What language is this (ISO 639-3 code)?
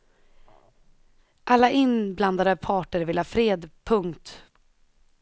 swe